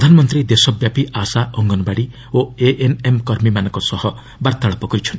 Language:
Odia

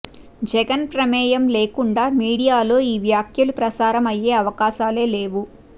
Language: Telugu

